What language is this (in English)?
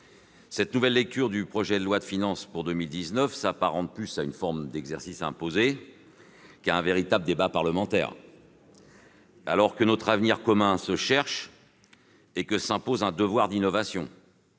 French